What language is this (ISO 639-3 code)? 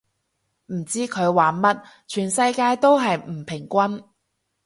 yue